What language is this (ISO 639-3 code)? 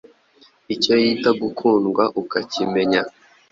kin